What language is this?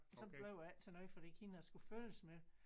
Danish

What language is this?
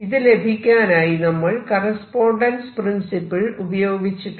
Malayalam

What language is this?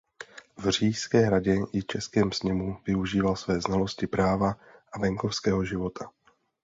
Czech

